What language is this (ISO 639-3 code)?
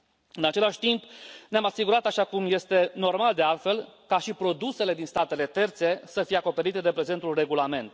ron